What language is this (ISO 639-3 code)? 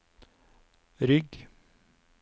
nor